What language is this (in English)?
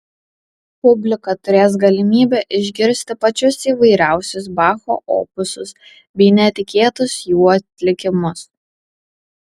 Lithuanian